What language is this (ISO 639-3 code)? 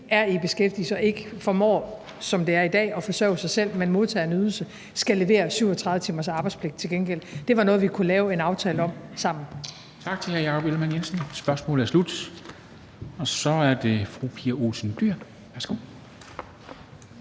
dan